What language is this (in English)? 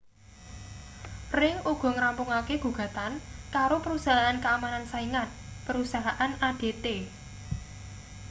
Javanese